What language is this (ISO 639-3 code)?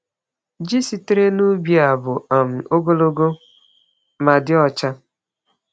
ibo